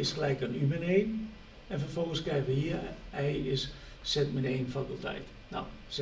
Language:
Dutch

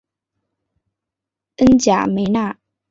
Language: Chinese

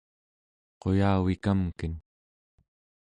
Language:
Central Yupik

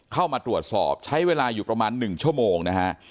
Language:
Thai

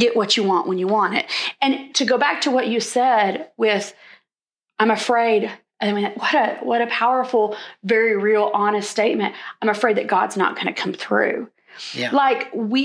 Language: English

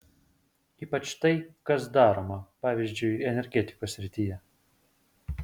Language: Lithuanian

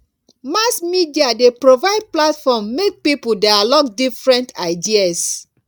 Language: Nigerian Pidgin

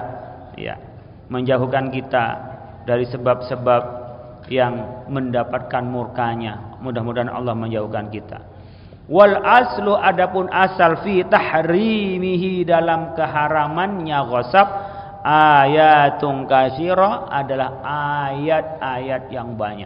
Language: Indonesian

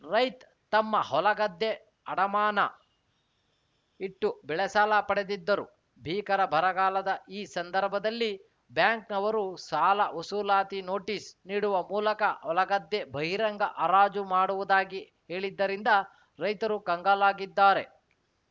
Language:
Kannada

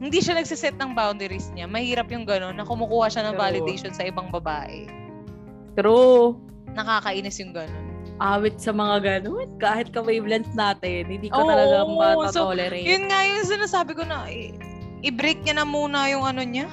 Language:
Filipino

